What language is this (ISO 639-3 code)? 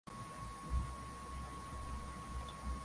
swa